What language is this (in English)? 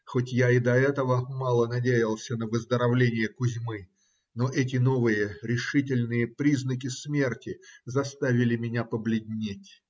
Russian